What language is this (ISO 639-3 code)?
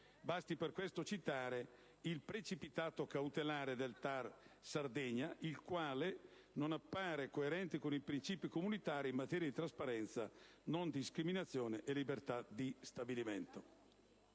ita